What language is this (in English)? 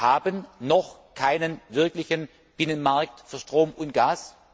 German